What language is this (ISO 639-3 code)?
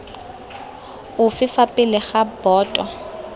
tsn